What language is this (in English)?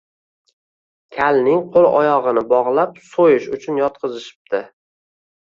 Uzbek